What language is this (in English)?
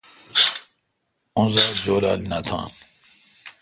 Kalkoti